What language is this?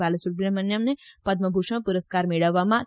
Gujarati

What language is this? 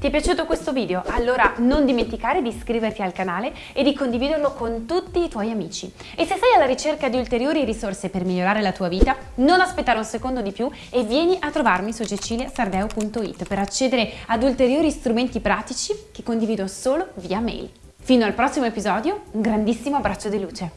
Italian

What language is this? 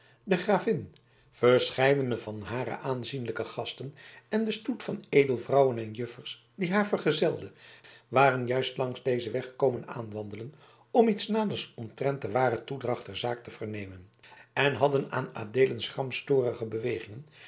Dutch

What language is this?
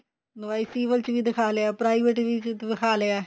Punjabi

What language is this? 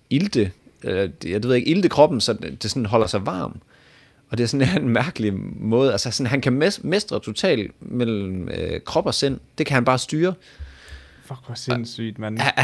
Danish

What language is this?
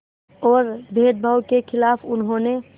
Hindi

